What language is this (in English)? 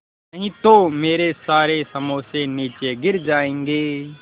Hindi